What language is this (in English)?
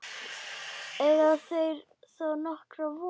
Icelandic